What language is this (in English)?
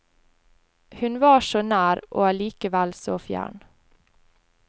Norwegian